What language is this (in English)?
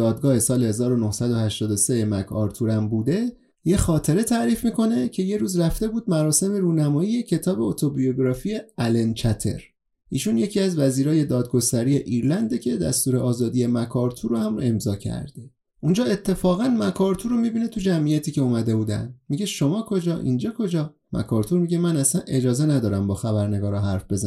Persian